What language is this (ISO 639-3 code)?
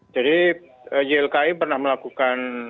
ind